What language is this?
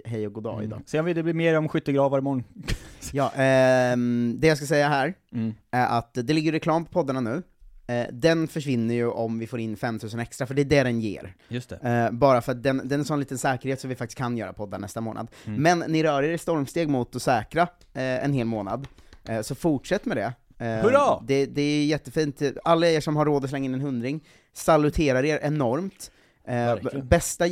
Swedish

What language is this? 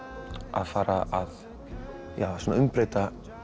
Icelandic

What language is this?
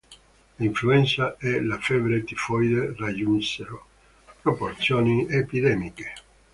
Italian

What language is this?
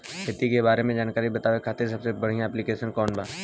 Bhojpuri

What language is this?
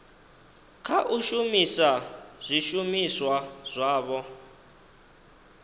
Venda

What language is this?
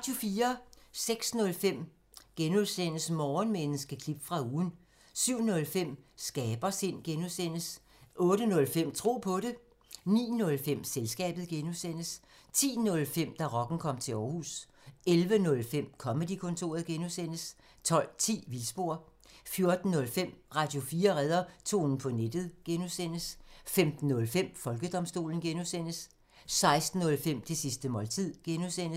Danish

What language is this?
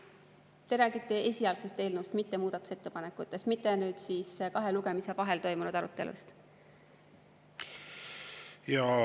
Estonian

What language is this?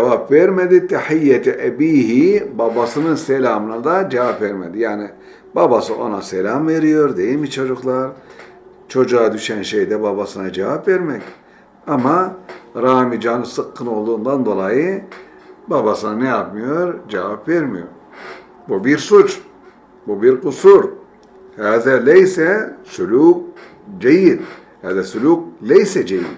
Turkish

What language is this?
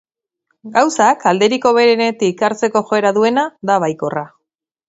Basque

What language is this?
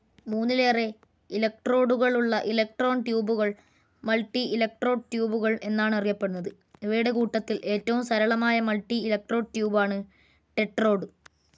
Malayalam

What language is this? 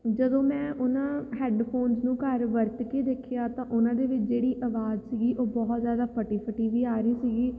Punjabi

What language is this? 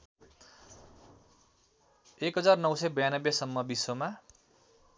Nepali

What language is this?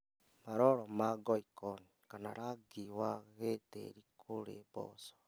Kikuyu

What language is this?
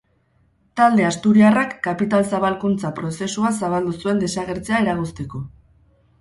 Basque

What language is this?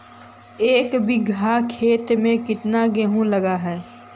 Magahi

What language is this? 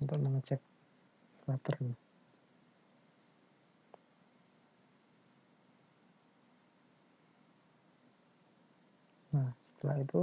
Indonesian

